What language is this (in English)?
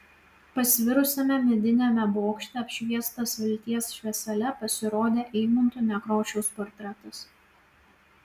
Lithuanian